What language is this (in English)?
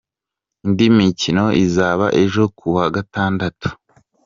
Kinyarwanda